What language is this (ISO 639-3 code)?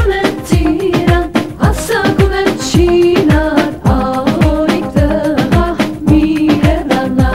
ron